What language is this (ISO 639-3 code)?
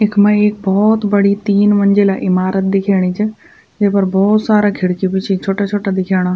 gbm